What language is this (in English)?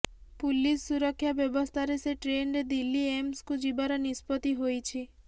Odia